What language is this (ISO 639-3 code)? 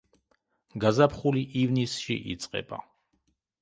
kat